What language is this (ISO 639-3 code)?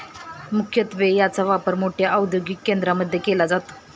mar